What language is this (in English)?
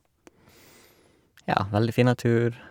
Norwegian